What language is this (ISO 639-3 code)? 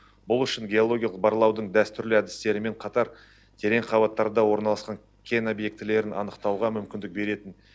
kaz